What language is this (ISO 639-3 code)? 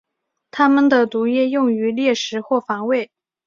zho